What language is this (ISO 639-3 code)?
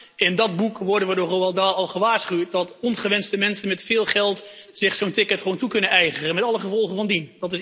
nld